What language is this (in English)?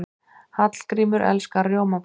Icelandic